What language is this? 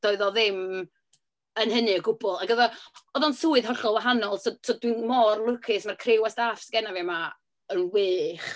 Welsh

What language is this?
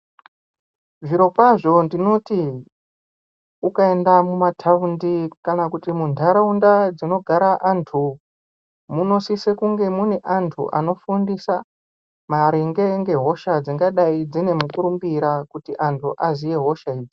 Ndau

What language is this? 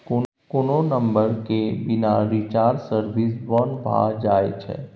Maithili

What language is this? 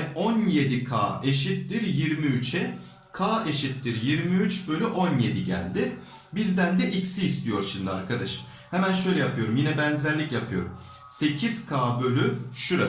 Turkish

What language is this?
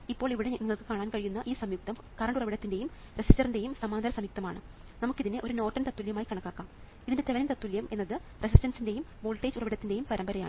Malayalam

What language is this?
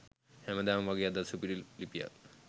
Sinhala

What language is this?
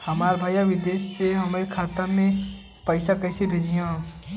Bhojpuri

